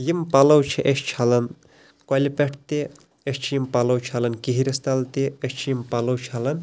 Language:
Kashmiri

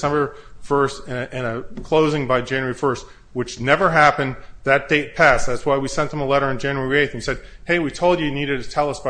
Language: English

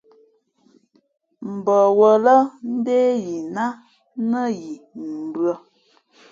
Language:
Fe'fe'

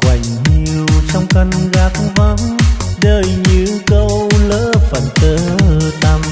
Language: Vietnamese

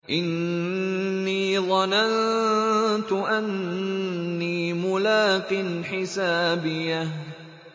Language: Arabic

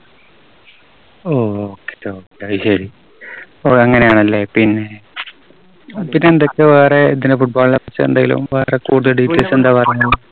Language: Malayalam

